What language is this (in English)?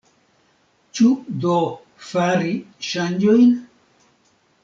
Esperanto